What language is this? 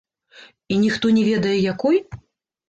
Belarusian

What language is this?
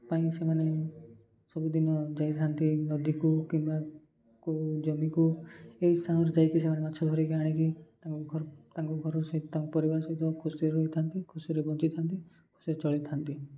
Odia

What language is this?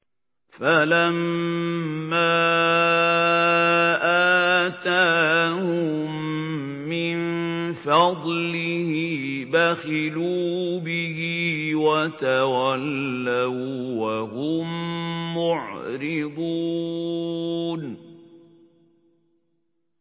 Arabic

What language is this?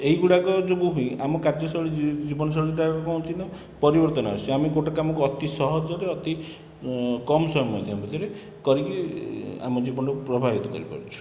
Odia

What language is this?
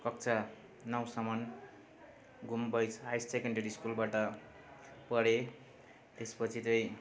Nepali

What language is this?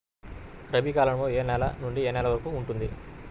Telugu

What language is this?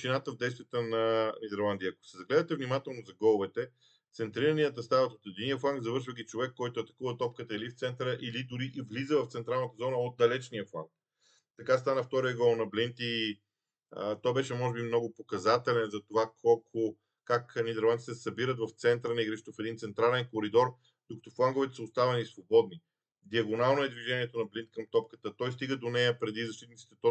Bulgarian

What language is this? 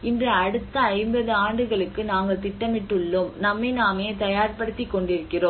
Tamil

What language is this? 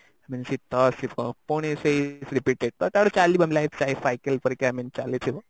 Odia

